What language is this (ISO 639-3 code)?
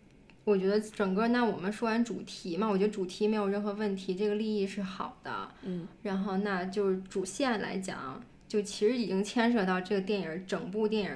zho